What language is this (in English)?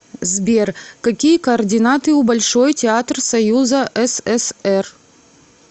Russian